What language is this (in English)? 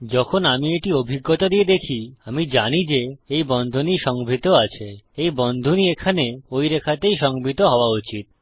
Bangla